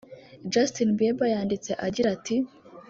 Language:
Kinyarwanda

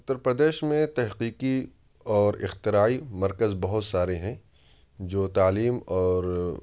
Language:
Urdu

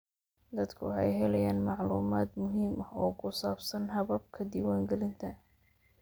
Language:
Somali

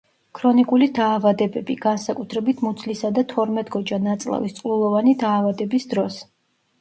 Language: Georgian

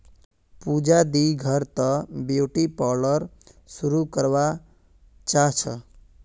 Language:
Magahi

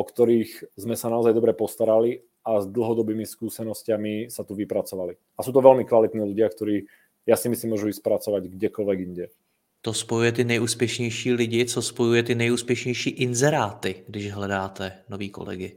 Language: Czech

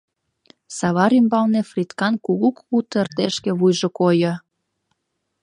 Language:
Mari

